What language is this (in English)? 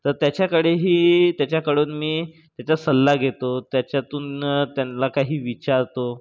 Marathi